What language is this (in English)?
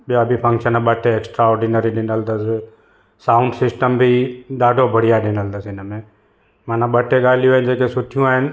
Sindhi